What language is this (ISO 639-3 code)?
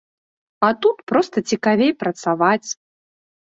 bel